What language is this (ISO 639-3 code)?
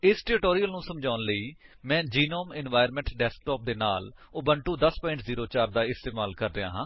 pan